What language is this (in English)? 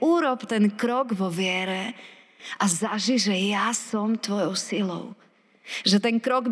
Slovak